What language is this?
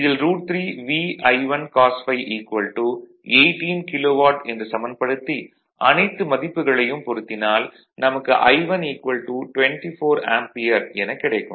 Tamil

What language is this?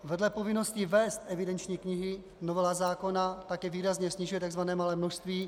Czech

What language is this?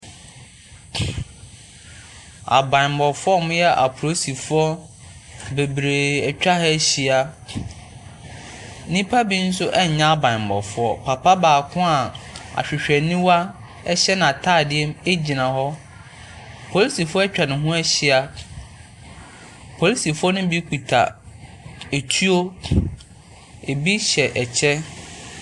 Akan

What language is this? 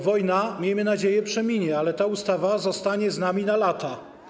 Polish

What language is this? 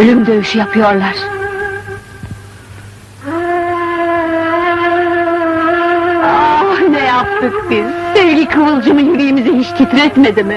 Turkish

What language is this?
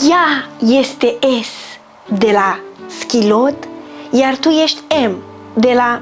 Romanian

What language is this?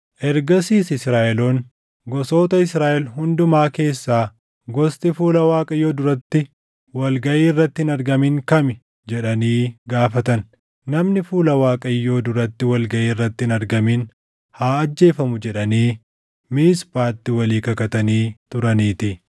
Oromo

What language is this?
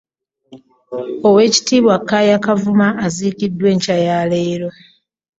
Ganda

